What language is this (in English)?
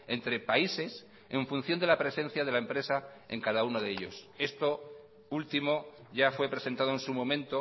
Spanish